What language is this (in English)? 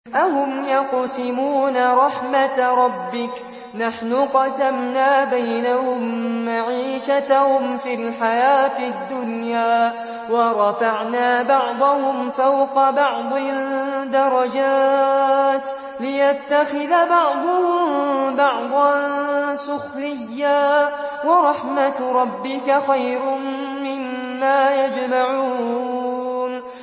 Arabic